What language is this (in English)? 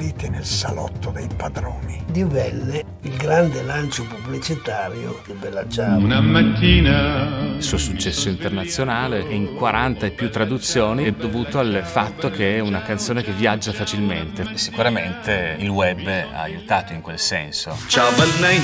Italian